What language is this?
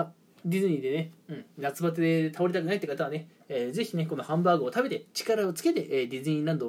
Japanese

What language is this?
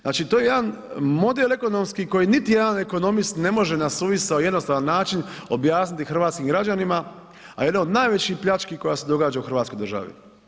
Croatian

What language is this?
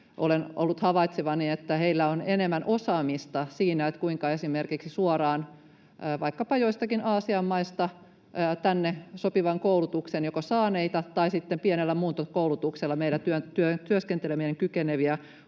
Finnish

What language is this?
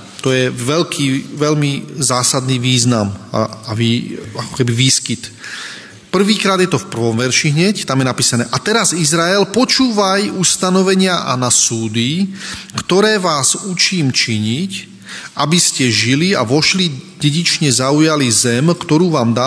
Slovak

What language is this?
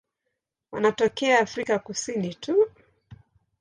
Swahili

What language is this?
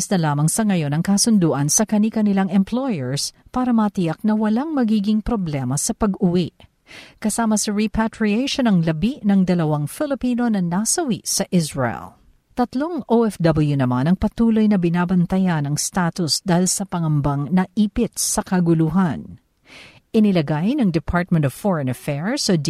Filipino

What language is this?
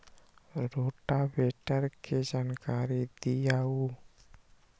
Magahi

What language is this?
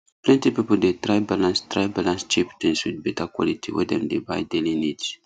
Nigerian Pidgin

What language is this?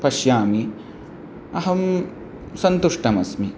Sanskrit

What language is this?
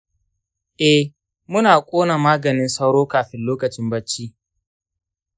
Hausa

